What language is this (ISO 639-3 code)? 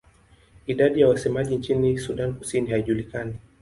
swa